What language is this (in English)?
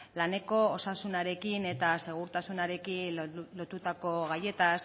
Basque